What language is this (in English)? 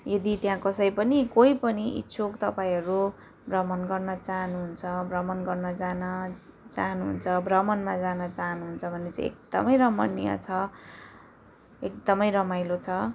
Nepali